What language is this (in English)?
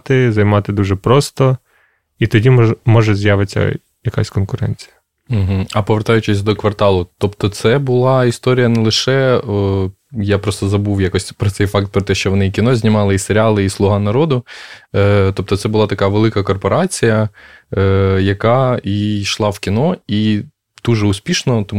Ukrainian